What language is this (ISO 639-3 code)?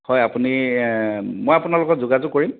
asm